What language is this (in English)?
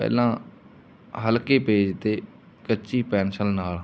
Punjabi